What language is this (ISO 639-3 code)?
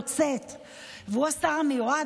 heb